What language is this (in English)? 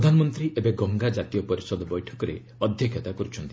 Odia